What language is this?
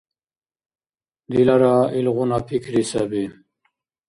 Dargwa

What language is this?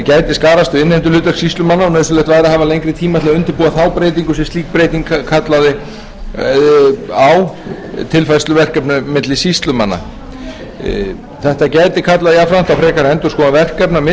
Icelandic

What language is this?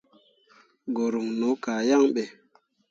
Mundang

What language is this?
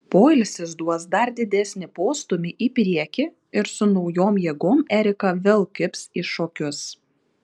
Lithuanian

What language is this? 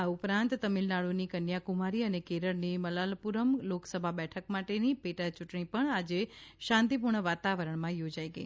Gujarati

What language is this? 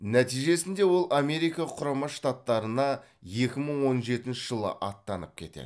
Kazakh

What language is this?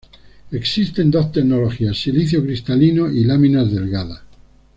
Spanish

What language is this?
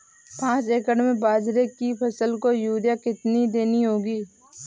Hindi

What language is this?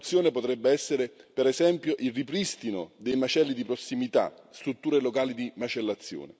Italian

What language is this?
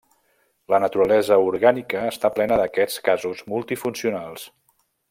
Catalan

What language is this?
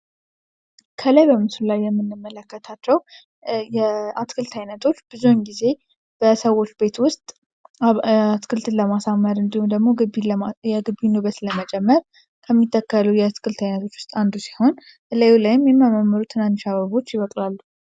Amharic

